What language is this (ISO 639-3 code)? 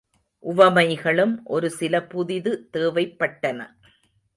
tam